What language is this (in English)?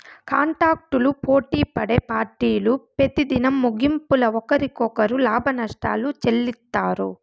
Telugu